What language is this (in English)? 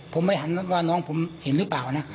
Thai